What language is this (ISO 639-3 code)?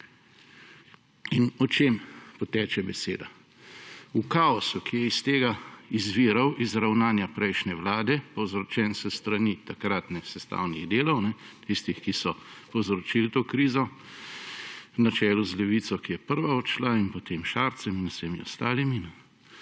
slv